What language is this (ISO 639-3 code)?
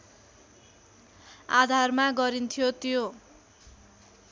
nep